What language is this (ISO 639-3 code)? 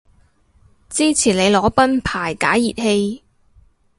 yue